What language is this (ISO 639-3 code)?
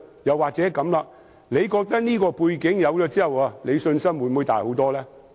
yue